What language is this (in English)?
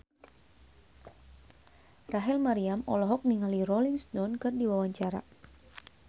Sundanese